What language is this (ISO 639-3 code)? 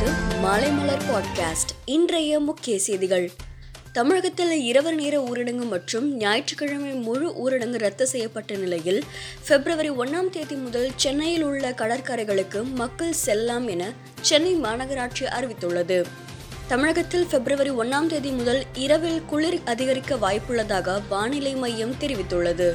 tam